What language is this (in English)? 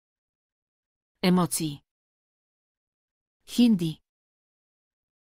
Romanian